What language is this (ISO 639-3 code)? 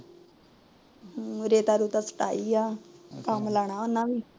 pan